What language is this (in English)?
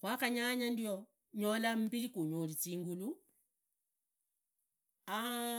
Idakho-Isukha-Tiriki